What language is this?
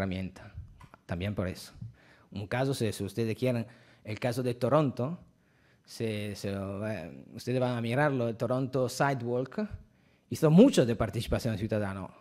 Spanish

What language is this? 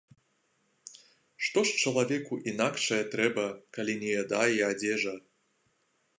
Belarusian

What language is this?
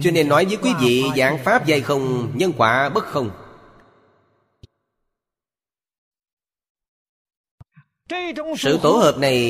Vietnamese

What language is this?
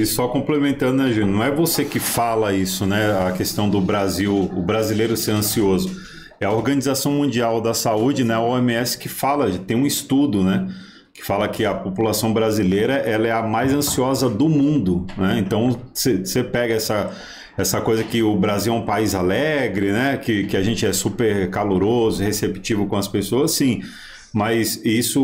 Portuguese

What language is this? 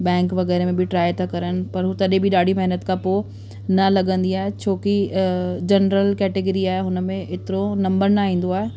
Sindhi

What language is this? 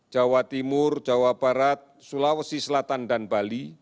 Indonesian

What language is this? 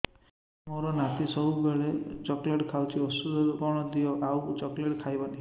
Odia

